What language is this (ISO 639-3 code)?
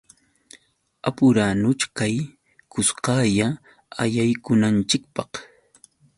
qux